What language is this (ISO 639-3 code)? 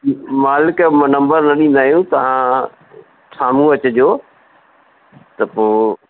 snd